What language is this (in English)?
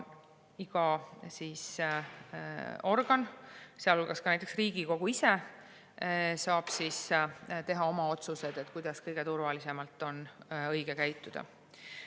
Estonian